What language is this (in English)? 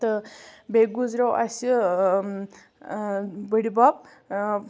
Kashmiri